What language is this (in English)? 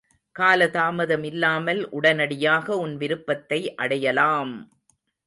Tamil